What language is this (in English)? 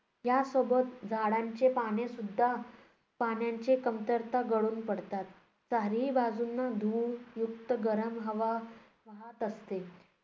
Marathi